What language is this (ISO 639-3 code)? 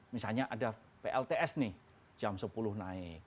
ind